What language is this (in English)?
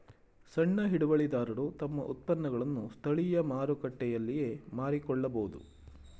Kannada